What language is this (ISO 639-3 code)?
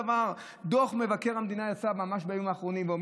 heb